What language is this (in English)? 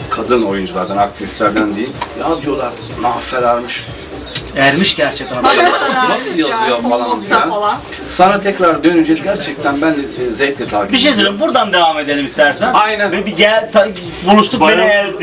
Turkish